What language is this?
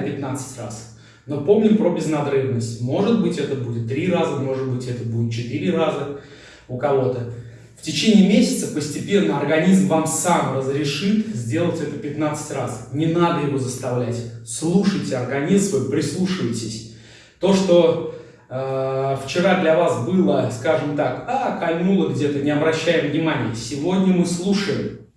Russian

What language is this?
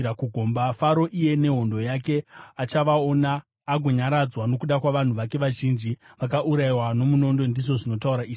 Shona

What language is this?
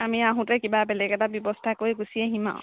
Assamese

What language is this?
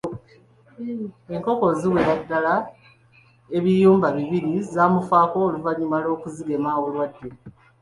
Ganda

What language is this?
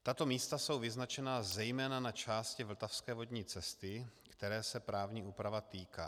Czech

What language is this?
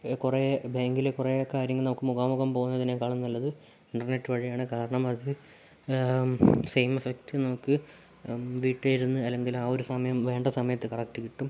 Malayalam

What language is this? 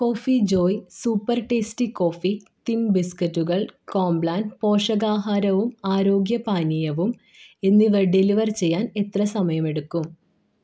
Malayalam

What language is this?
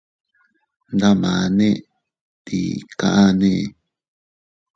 Teutila Cuicatec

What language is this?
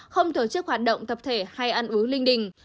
Vietnamese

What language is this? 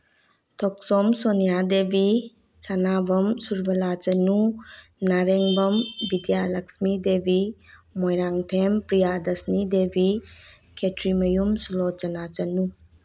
Manipuri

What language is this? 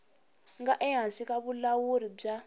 Tsonga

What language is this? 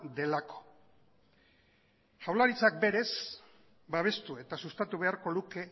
Basque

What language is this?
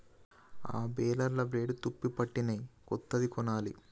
Telugu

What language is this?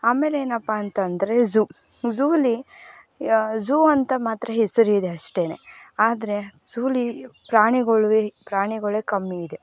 Kannada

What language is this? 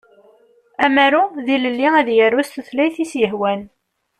Kabyle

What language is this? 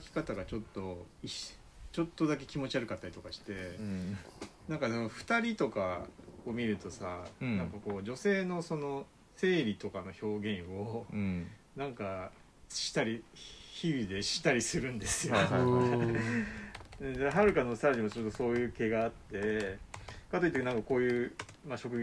Japanese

